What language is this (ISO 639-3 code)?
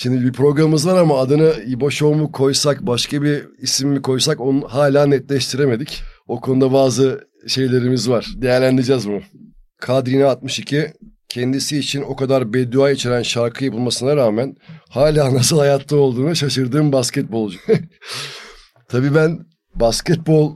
tur